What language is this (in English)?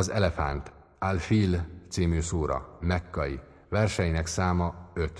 Hungarian